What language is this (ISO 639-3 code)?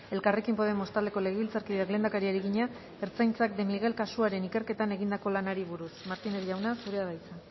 eus